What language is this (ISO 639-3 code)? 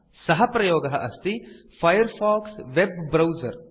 san